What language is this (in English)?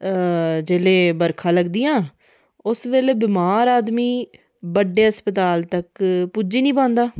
Dogri